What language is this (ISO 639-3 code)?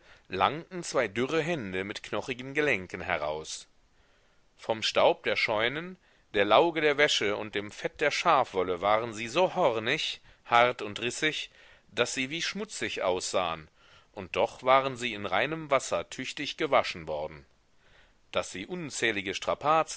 deu